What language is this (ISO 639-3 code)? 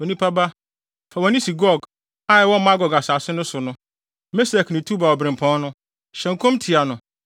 aka